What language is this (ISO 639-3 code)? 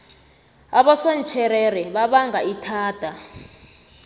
nbl